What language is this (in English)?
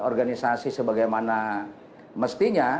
Indonesian